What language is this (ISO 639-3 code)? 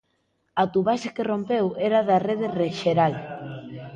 glg